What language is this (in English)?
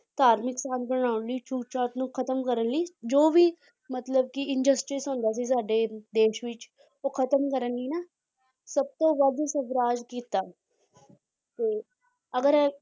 Punjabi